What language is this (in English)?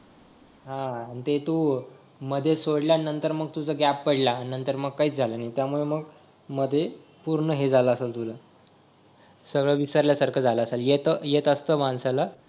Marathi